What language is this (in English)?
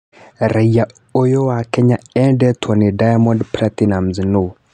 Kikuyu